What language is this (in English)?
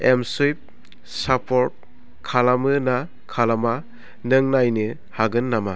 Bodo